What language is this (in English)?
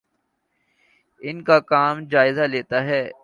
Urdu